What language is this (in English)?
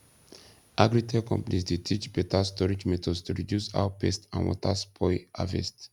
Nigerian Pidgin